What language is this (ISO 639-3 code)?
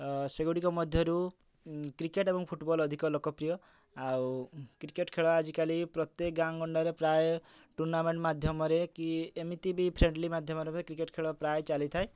ori